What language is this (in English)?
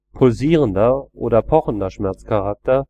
German